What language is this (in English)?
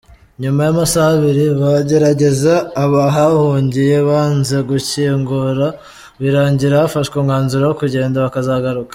Kinyarwanda